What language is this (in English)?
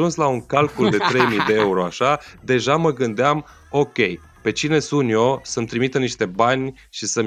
Romanian